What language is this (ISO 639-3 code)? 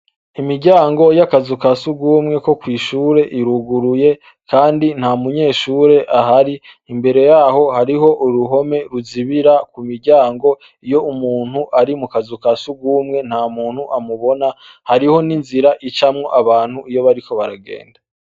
run